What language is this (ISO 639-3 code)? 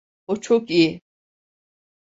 tur